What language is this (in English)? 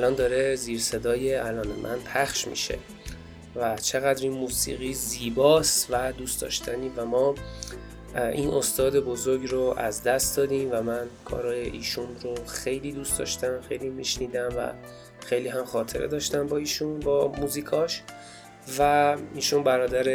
Persian